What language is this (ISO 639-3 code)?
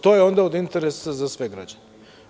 srp